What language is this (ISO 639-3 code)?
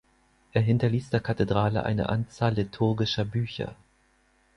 deu